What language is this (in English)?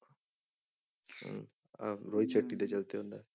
Punjabi